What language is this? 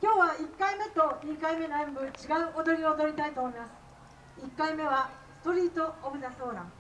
Japanese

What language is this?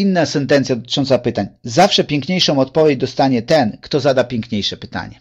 Polish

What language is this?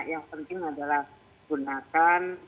Indonesian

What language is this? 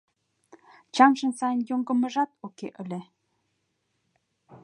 Mari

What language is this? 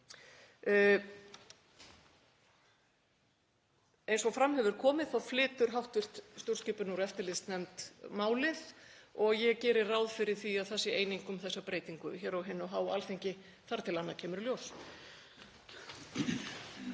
Icelandic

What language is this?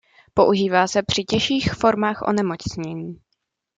Czech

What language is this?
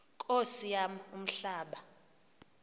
Xhosa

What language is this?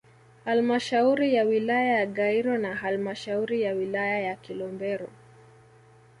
Swahili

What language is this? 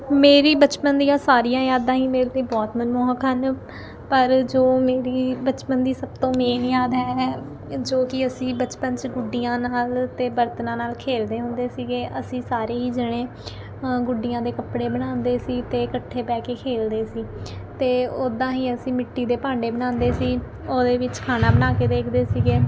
Punjabi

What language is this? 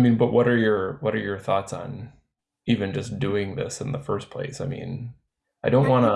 English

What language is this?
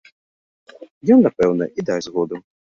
Belarusian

